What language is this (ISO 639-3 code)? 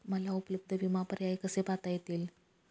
mar